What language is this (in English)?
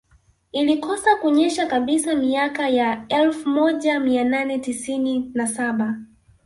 Swahili